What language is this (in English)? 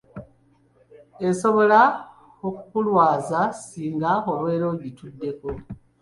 Ganda